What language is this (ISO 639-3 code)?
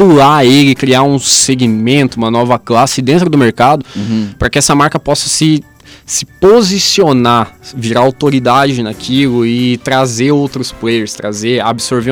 por